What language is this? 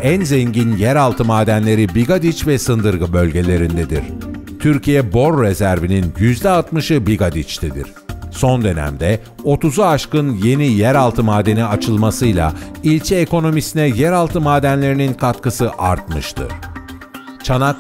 Turkish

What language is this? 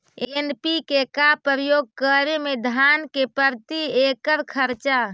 Magahi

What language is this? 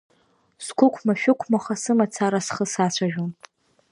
Abkhazian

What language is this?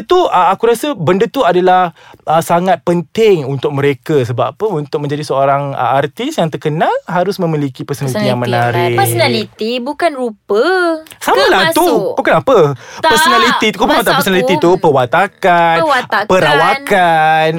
Malay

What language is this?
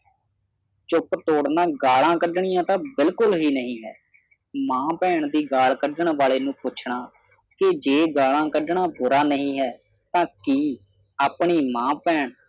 Punjabi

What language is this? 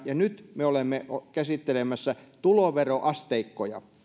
Finnish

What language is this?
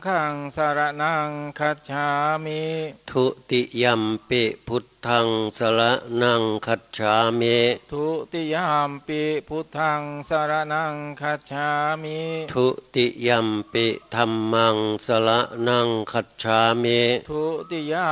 Thai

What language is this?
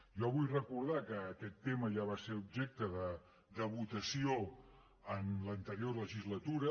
Catalan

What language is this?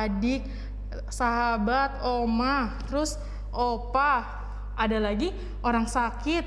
Indonesian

